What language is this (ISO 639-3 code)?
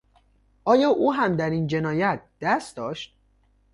fas